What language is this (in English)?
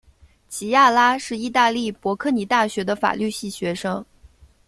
Chinese